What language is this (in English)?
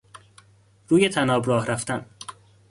Persian